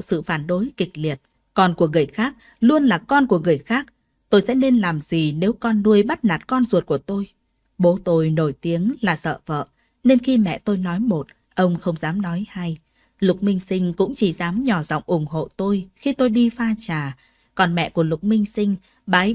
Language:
Vietnamese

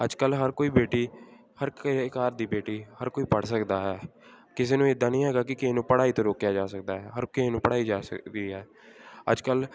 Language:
Punjabi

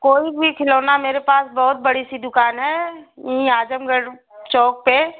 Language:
Hindi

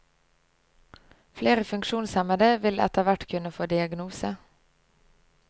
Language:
Norwegian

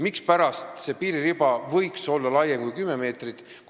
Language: Estonian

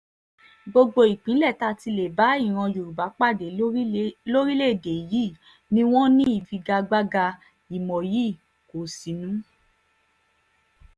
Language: Yoruba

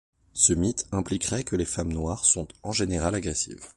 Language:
French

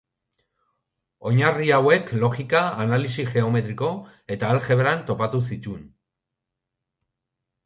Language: Basque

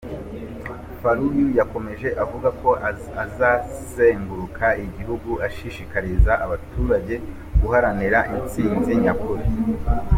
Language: Kinyarwanda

